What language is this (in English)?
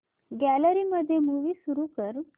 Marathi